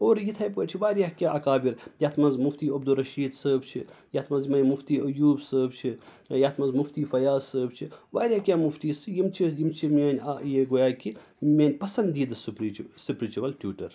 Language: Kashmiri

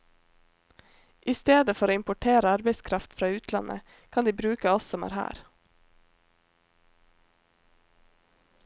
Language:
Norwegian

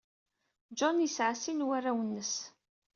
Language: Kabyle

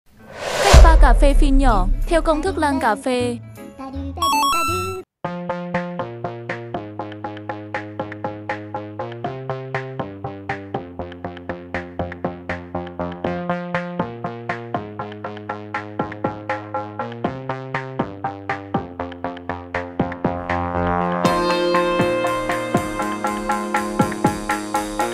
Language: Vietnamese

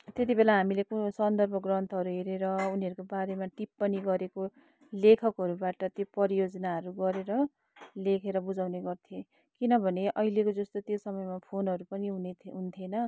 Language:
Nepali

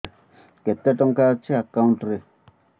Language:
Odia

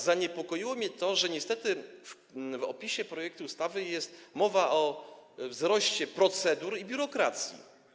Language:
Polish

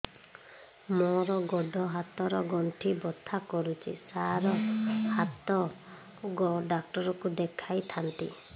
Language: Odia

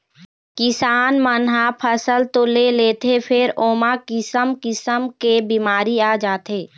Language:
Chhattisgarhi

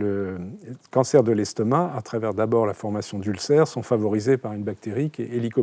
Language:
French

